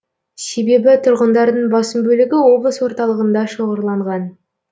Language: Kazakh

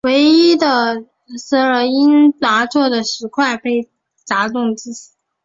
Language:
Chinese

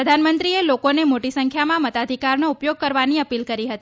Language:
Gujarati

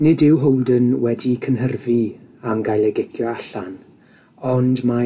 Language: Welsh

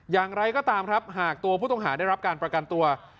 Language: Thai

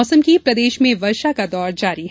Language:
Hindi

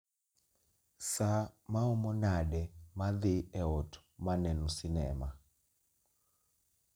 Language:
Luo (Kenya and Tanzania)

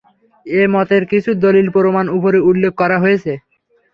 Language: Bangla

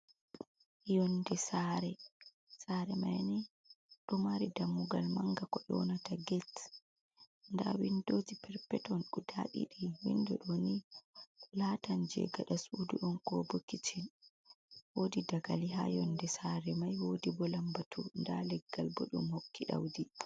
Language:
Fula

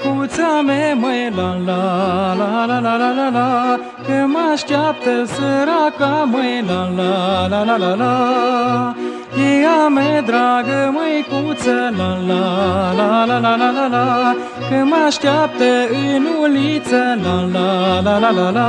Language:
Romanian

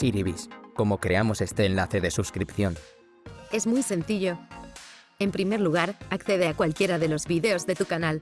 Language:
Spanish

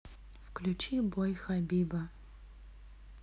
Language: Russian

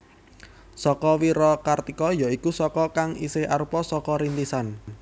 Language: Javanese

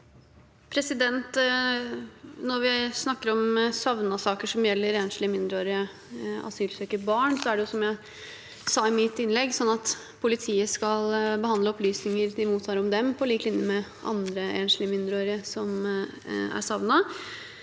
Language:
Norwegian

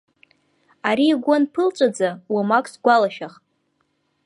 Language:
Abkhazian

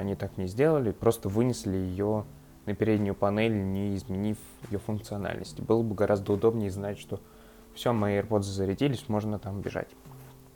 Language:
Russian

